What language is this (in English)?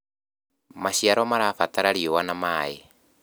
Kikuyu